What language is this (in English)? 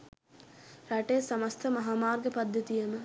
Sinhala